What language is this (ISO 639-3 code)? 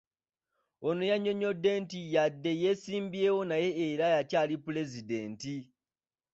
lug